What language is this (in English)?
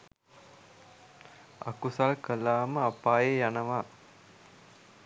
Sinhala